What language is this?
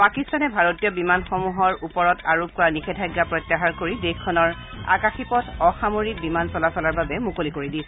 Assamese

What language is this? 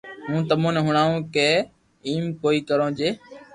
Loarki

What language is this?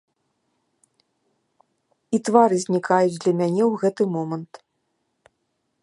Belarusian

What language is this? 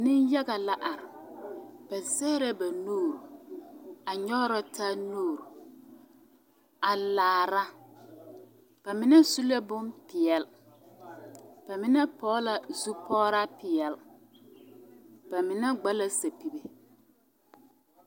Southern Dagaare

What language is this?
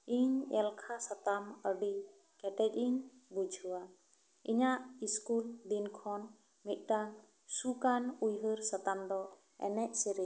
Santali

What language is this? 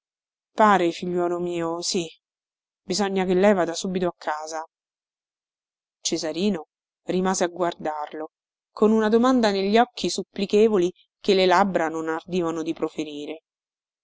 Italian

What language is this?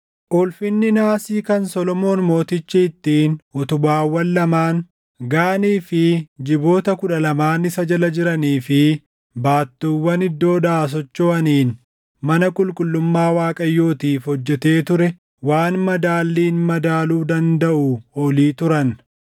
Oromo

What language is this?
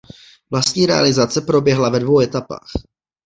Czech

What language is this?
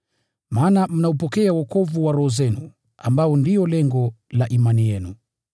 Swahili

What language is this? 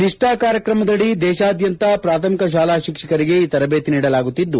Kannada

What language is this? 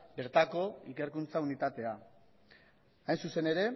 Basque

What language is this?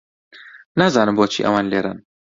Central Kurdish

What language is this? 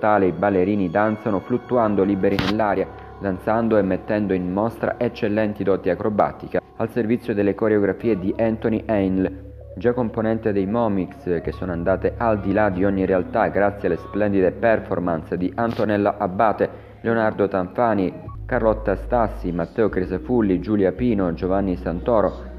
Italian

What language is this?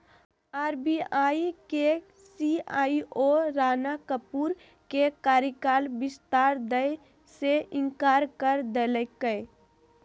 Magahi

